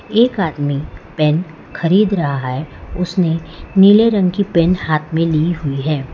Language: Hindi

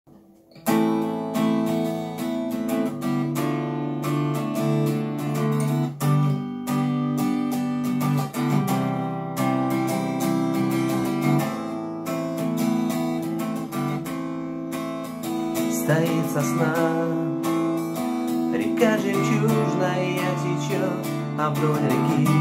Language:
Russian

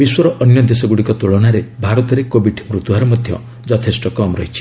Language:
Odia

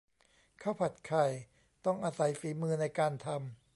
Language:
Thai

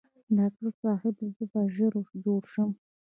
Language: Pashto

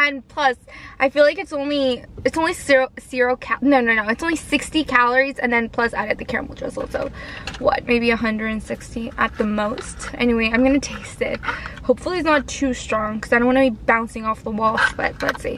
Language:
English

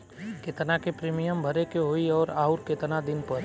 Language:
Bhojpuri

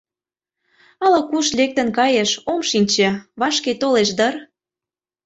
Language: Mari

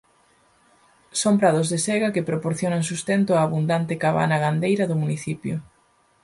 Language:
Galician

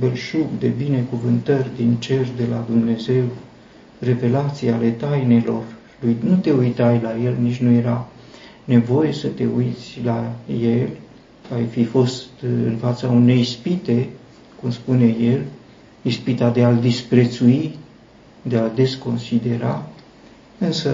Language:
Romanian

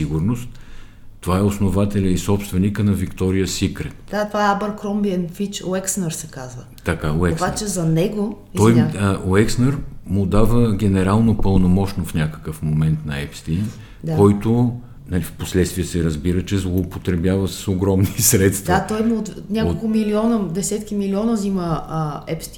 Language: Bulgarian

